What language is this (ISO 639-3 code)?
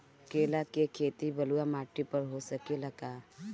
bho